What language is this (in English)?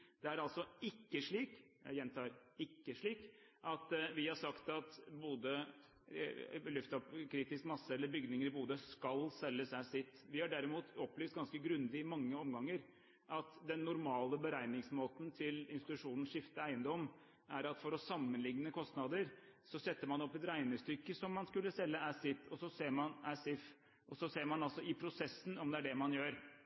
Norwegian Bokmål